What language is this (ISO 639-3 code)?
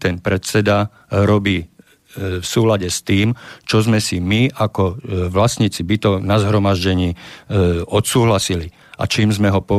slk